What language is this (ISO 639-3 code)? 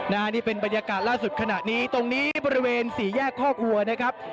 tha